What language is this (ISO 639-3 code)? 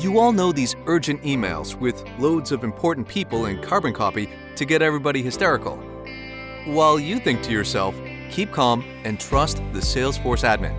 eng